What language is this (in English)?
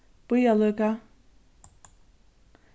Faroese